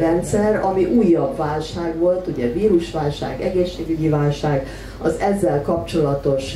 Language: Hungarian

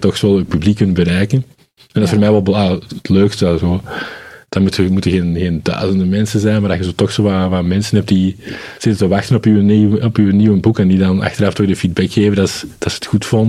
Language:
Dutch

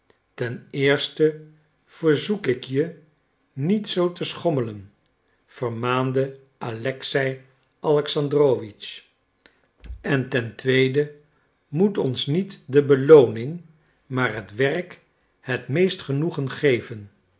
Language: Dutch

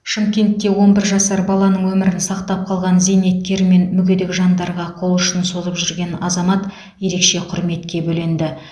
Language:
Kazakh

